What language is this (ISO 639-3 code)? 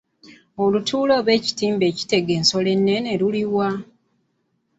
lug